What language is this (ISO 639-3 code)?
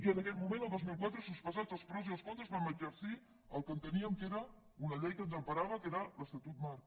cat